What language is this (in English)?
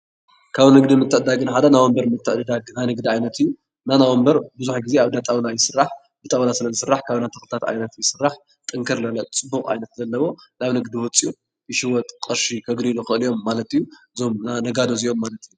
Tigrinya